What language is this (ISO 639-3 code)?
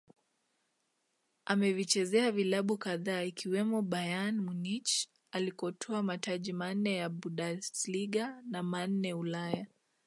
swa